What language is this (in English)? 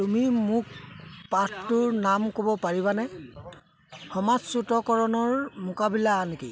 Assamese